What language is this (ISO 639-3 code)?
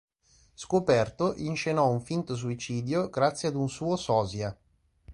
ita